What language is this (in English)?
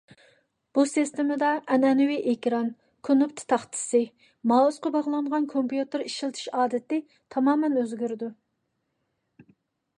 Uyghur